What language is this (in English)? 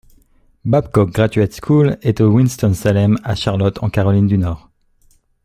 French